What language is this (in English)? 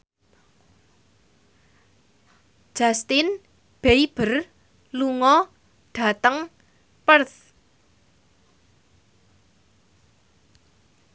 Javanese